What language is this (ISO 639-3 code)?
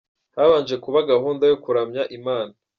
kin